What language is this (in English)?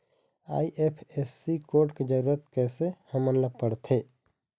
Chhattisgarhi